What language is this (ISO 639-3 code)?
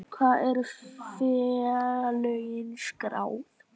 isl